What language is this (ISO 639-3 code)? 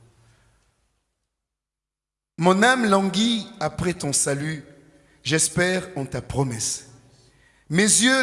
fra